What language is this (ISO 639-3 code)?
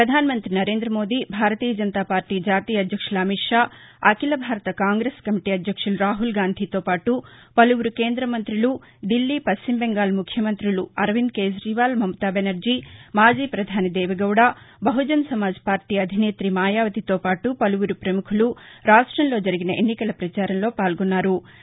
tel